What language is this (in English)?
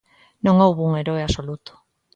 Galician